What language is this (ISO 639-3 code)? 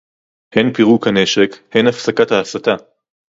heb